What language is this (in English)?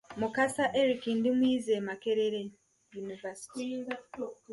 Ganda